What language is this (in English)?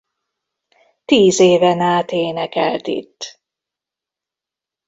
Hungarian